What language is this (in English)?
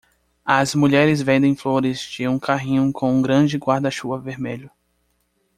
Portuguese